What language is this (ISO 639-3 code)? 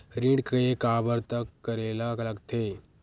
hne